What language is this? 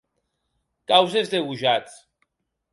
Occitan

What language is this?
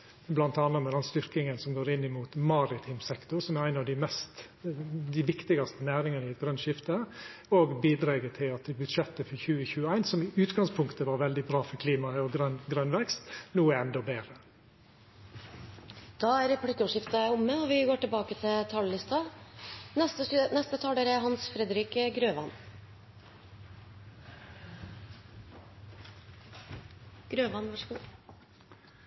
Norwegian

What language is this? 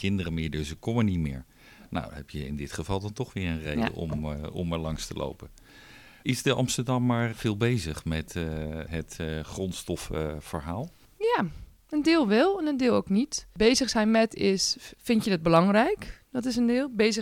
Dutch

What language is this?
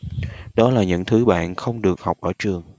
Vietnamese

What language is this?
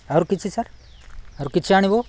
Odia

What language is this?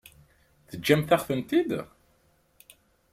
Kabyle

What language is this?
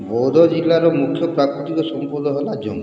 Odia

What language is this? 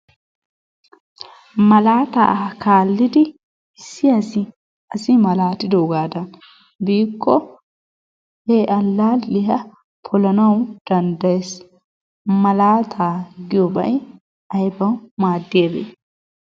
Wolaytta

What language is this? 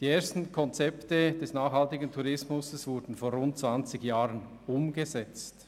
Swiss German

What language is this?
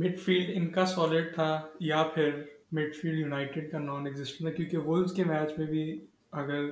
Urdu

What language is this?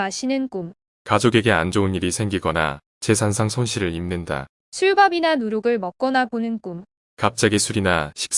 Korean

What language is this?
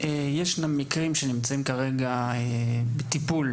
Hebrew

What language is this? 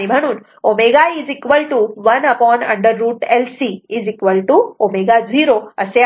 Marathi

